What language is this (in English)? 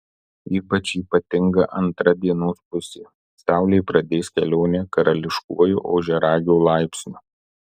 Lithuanian